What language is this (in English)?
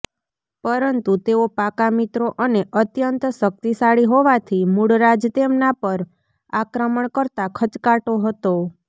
Gujarati